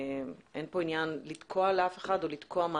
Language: Hebrew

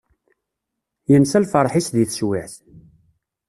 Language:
Kabyle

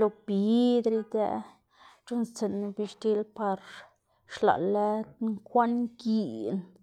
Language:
Xanaguía Zapotec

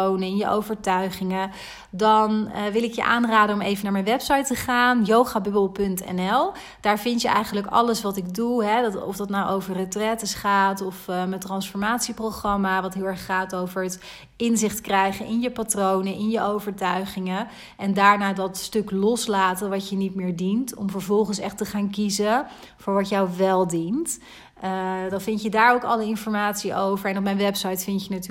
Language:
Dutch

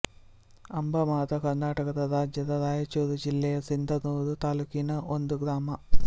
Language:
Kannada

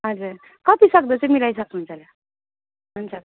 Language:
Nepali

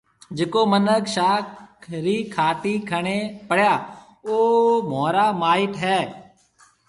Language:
Marwari (Pakistan)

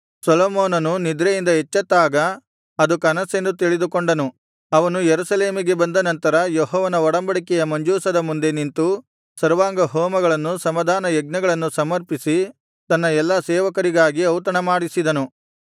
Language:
Kannada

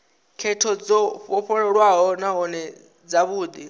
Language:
Venda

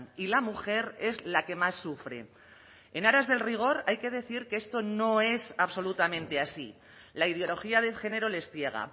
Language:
Spanish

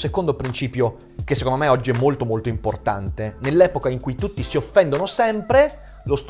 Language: Italian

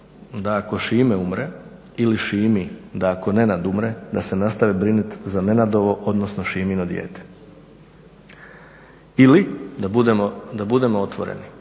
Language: Croatian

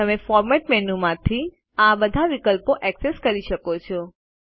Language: Gujarati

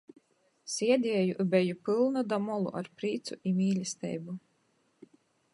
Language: Latgalian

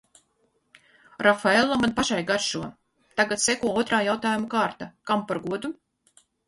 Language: Latvian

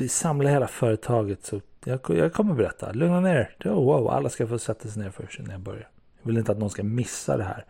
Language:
Swedish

